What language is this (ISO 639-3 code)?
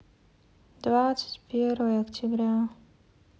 rus